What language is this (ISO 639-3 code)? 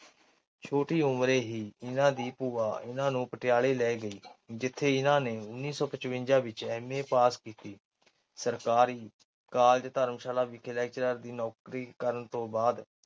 pan